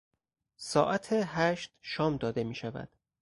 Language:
Persian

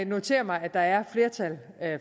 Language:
Danish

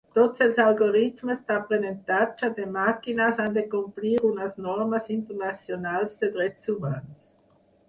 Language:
Catalan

